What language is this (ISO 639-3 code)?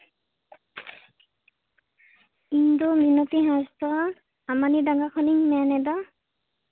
sat